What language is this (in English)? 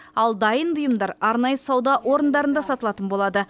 Kazakh